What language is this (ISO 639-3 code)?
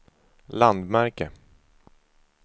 swe